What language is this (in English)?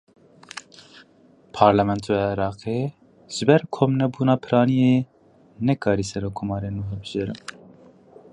Kurdish